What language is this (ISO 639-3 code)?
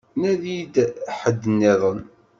kab